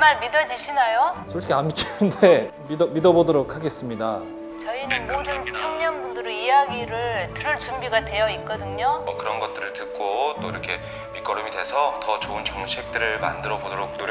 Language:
Korean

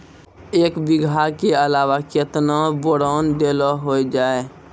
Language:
Maithili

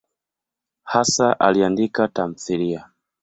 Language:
Swahili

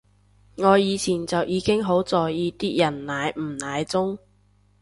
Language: Cantonese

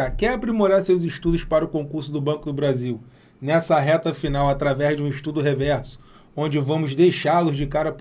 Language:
Portuguese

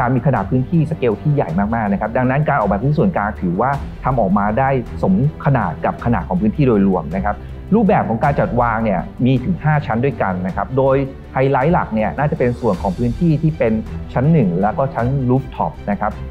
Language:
Thai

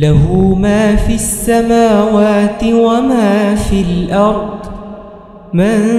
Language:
Arabic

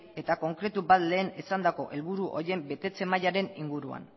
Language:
Basque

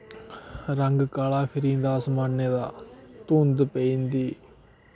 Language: Dogri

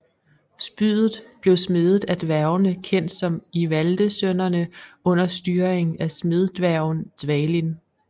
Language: Danish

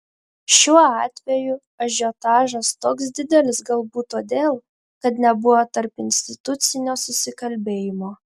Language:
Lithuanian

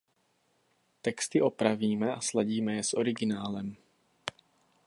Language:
Czech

